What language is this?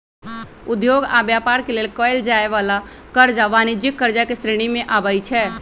Magahi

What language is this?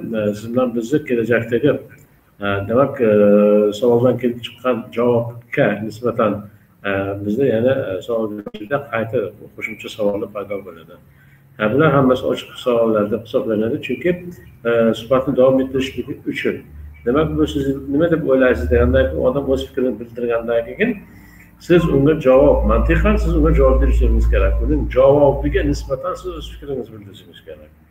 Turkish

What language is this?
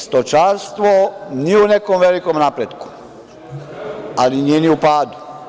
Serbian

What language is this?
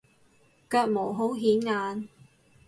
Cantonese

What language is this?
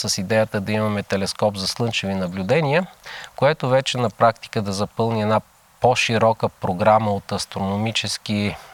Bulgarian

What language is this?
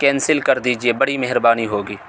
Urdu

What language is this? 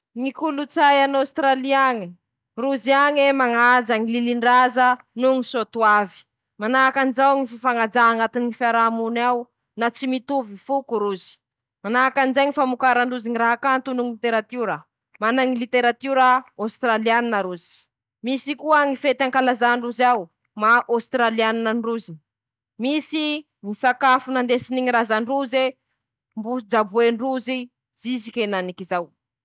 Masikoro Malagasy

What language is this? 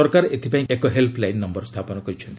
Odia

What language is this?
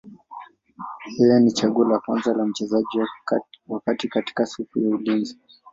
Swahili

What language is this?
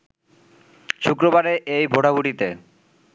Bangla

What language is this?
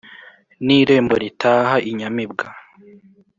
Kinyarwanda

